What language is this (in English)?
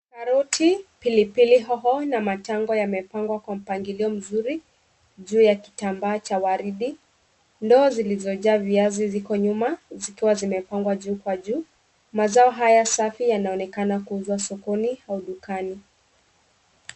Swahili